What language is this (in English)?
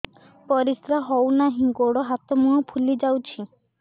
Odia